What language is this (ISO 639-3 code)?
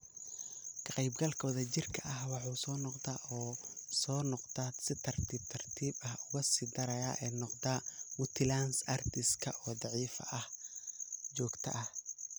som